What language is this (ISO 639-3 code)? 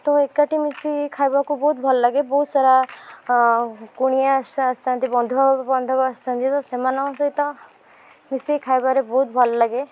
ori